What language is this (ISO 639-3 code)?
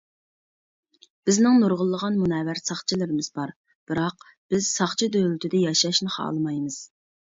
uig